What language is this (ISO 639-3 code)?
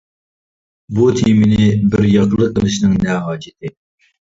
uig